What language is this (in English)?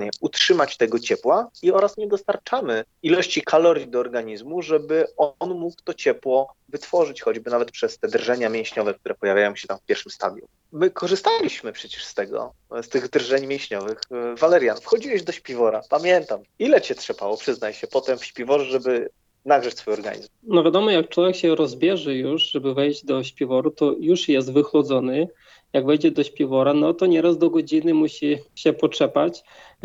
Polish